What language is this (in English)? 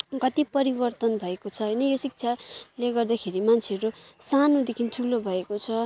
Nepali